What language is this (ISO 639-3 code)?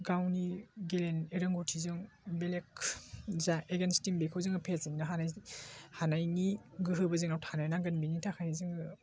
brx